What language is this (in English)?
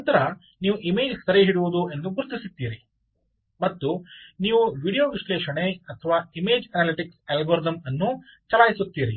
Kannada